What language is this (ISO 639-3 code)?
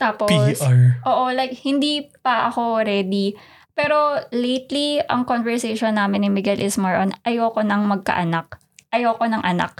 fil